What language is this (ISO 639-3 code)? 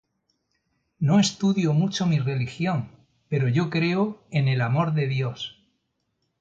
spa